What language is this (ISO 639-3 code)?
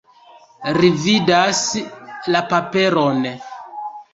epo